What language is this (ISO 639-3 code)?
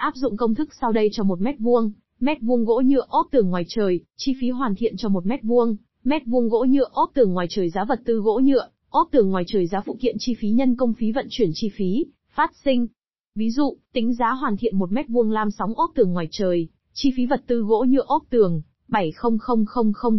vie